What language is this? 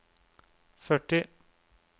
Norwegian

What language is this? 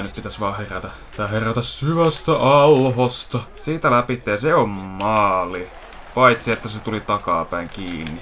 Finnish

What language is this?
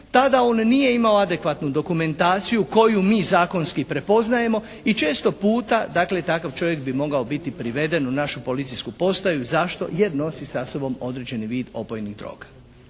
Croatian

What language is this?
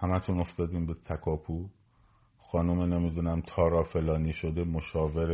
Persian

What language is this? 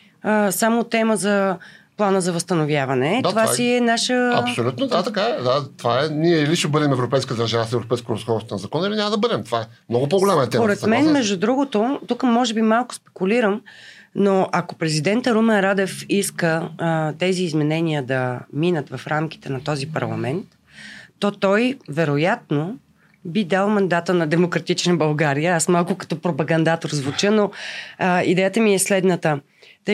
Bulgarian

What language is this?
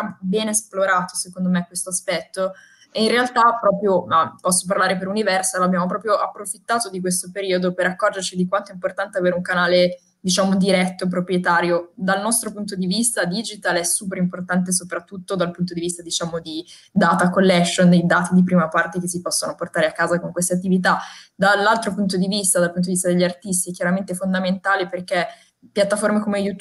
Italian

